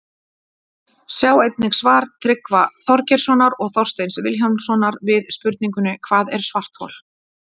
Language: Icelandic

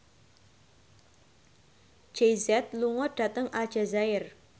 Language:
Javanese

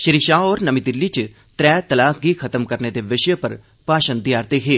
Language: Dogri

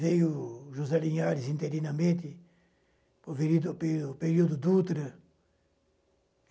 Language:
Portuguese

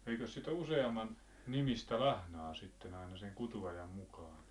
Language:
Finnish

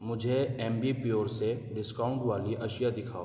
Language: Urdu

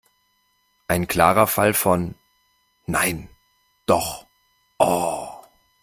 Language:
German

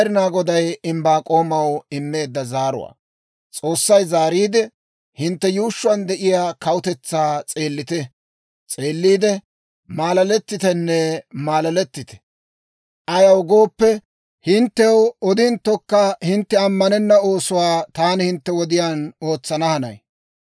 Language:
Dawro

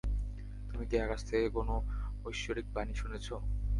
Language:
Bangla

